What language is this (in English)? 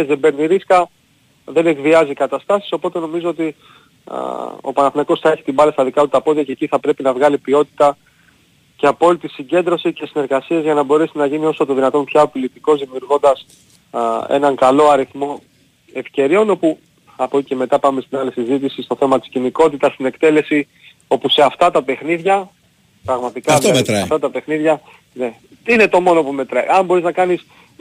Greek